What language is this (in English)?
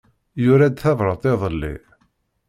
Kabyle